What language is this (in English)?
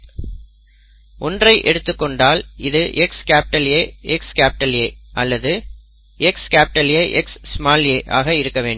Tamil